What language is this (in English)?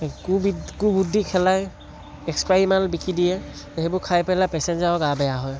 Assamese